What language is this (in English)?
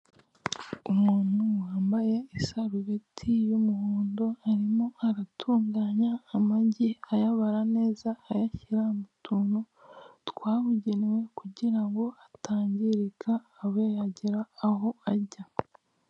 Kinyarwanda